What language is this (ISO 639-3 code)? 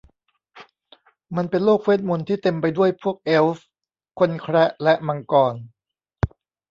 tha